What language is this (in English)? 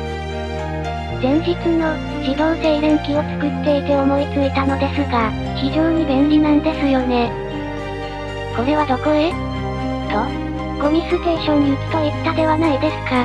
Japanese